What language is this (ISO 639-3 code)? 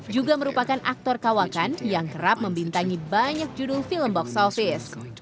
ind